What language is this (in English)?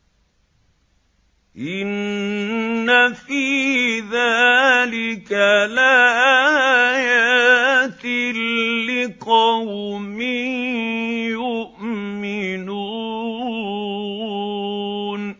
Arabic